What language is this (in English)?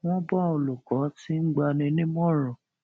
Yoruba